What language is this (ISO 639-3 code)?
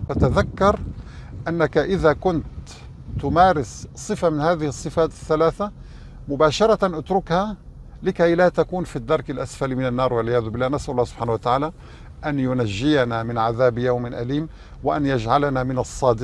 ara